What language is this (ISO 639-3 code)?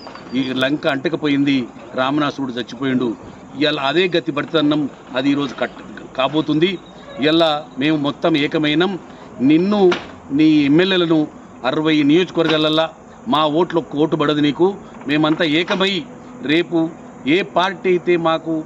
tel